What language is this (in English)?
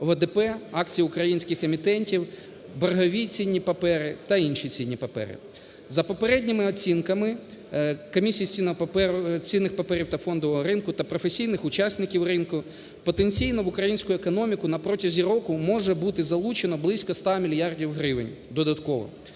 Ukrainian